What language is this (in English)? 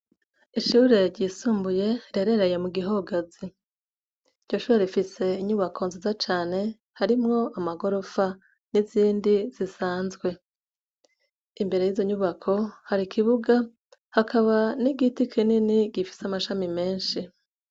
Rundi